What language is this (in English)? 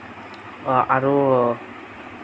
Assamese